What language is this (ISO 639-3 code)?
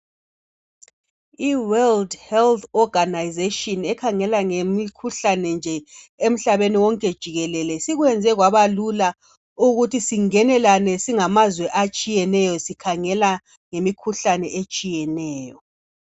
nde